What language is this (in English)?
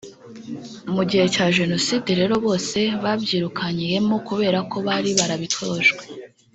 Kinyarwanda